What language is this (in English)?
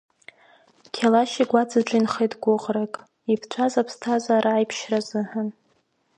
Abkhazian